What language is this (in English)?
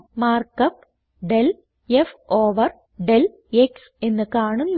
Malayalam